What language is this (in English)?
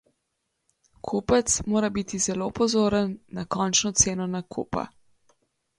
Slovenian